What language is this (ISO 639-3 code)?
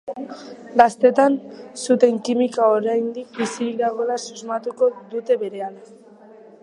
eus